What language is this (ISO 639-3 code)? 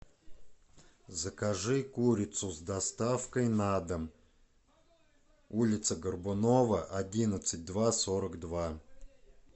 rus